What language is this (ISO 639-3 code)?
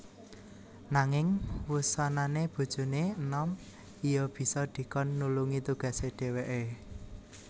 jav